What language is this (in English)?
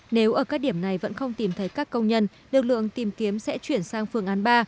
Vietnamese